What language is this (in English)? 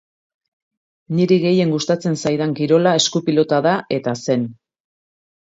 Basque